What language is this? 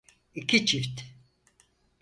Turkish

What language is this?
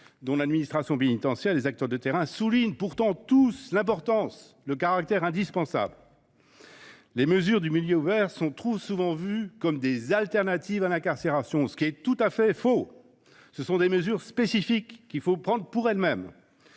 French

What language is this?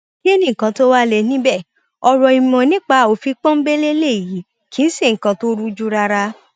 Yoruba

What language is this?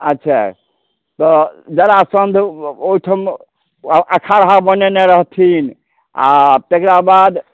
Maithili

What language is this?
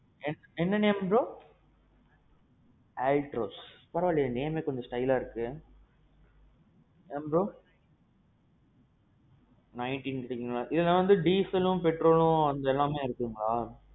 Tamil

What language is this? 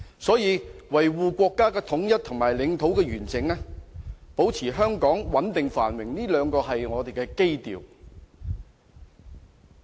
Cantonese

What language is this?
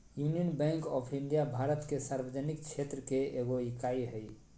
Magahi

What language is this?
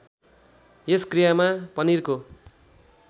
Nepali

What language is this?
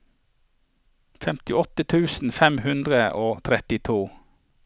Norwegian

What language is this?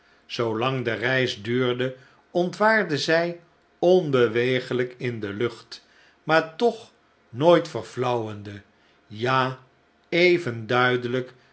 Dutch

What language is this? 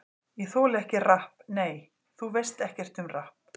Icelandic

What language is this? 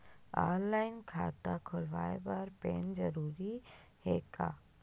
Chhattisgarhi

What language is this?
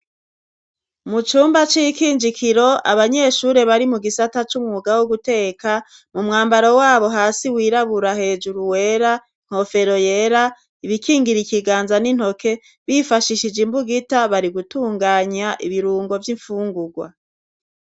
Rundi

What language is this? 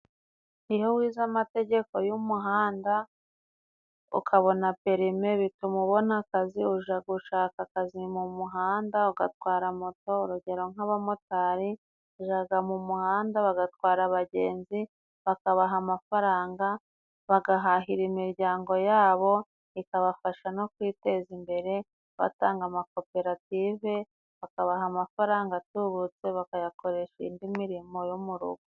Kinyarwanda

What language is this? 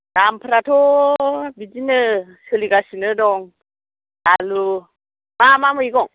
Bodo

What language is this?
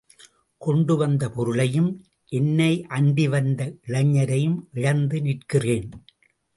Tamil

